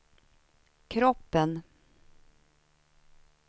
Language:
Swedish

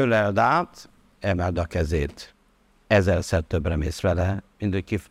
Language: Hungarian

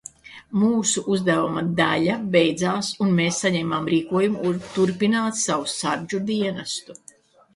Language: Latvian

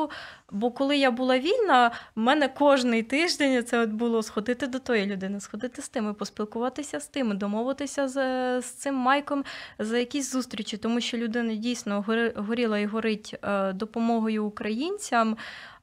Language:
Ukrainian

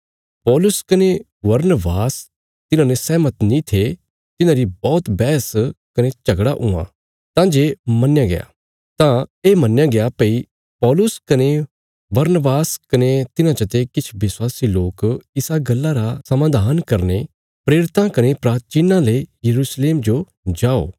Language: Bilaspuri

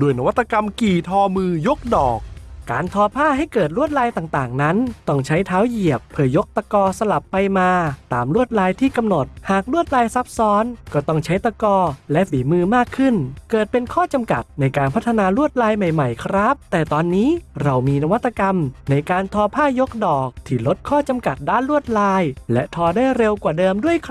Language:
Thai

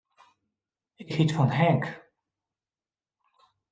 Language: Western Frisian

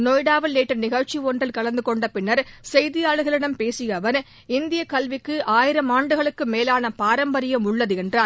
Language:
Tamil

